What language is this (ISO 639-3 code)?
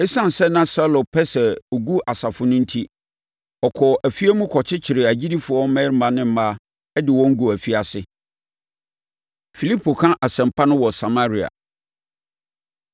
aka